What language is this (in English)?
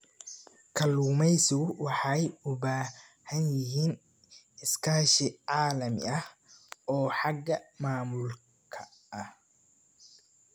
Somali